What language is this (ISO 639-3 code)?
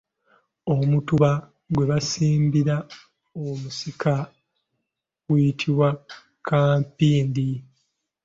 lug